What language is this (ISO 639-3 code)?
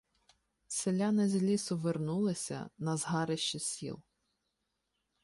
ukr